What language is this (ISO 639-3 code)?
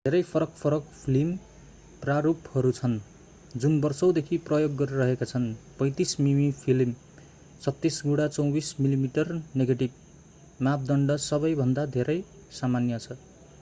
nep